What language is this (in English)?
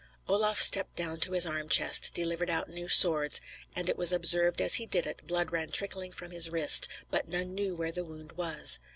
English